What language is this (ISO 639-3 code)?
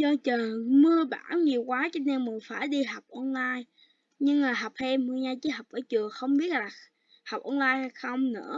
vie